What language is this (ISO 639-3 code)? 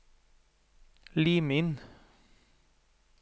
nor